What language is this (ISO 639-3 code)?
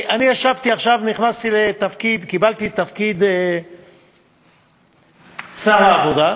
heb